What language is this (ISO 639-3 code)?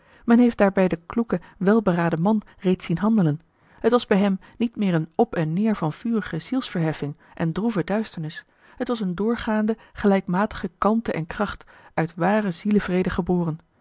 nld